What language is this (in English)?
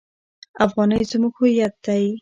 Pashto